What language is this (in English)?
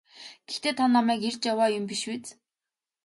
Mongolian